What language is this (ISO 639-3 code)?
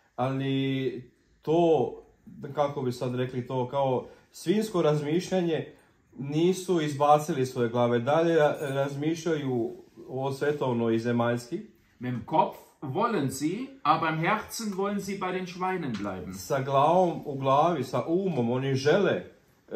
deu